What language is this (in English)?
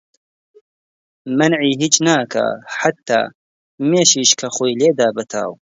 Central Kurdish